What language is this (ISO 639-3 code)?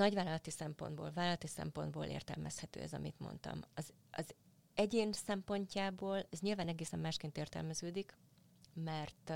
hun